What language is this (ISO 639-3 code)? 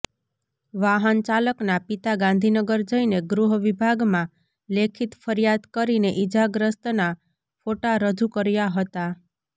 guj